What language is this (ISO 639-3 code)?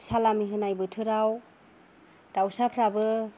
brx